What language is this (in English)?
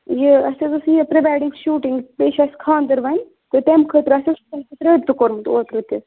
Kashmiri